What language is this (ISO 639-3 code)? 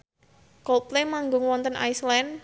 jav